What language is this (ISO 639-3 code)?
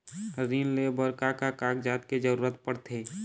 hne